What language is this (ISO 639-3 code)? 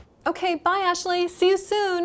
vie